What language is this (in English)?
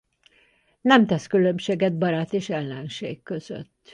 Hungarian